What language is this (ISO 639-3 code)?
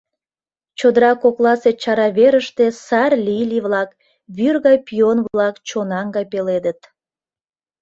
chm